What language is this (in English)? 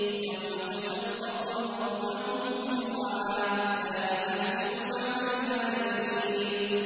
Arabic